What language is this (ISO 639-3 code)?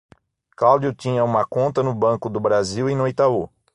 por